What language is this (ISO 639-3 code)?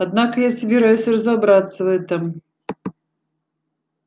rus